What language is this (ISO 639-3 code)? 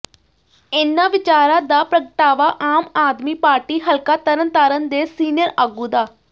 pan